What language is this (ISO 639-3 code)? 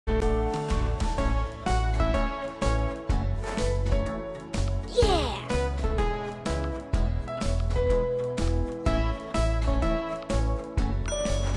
eng